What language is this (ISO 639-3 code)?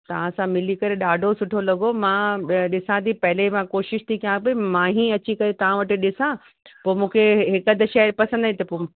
snd